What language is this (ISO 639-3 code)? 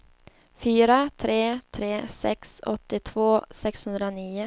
swe